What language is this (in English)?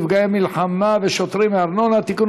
Hebrew